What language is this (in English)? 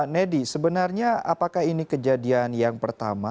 Indonesian